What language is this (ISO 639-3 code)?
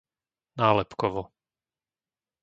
slk